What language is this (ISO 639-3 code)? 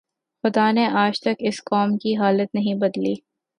urd